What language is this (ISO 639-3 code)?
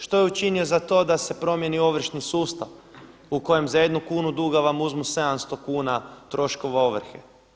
hrv